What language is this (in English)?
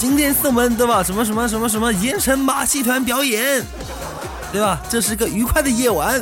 Chinese